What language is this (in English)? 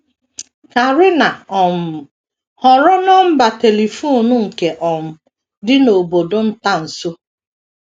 Igbo